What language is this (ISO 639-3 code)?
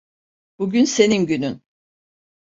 tur